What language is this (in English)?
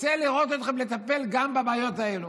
Hebrew